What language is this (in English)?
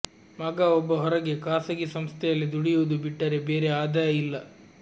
Kannada